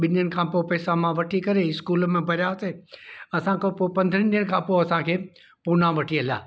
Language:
Sindhi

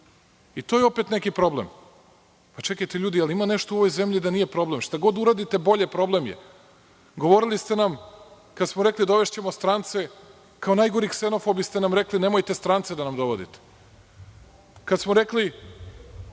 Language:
Serbian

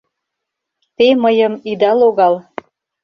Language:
Mari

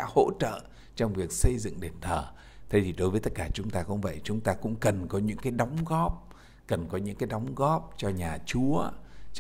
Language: Vietnamese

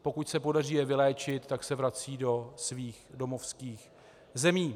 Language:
Czech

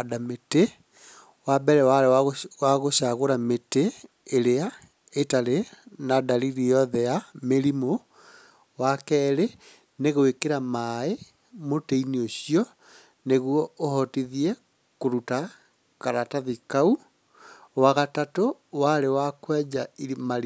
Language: Kikuyu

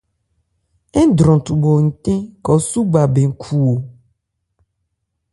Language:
Ebrié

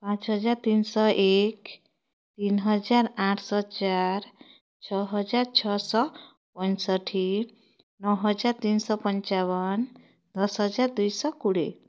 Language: Odia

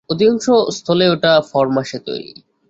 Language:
Bangla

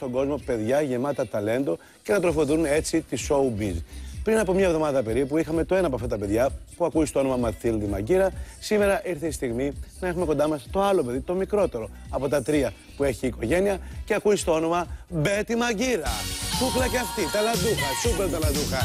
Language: Greek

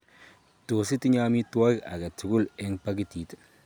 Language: Kalenjin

